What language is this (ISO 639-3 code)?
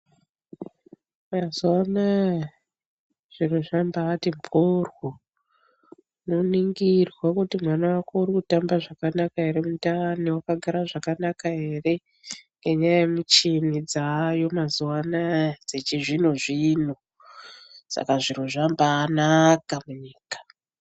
ndc